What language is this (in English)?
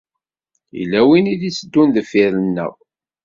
Kabyle